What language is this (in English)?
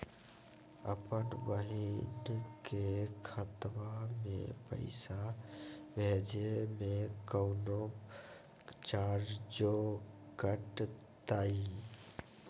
Magahi